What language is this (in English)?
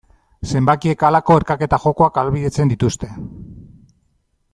Basque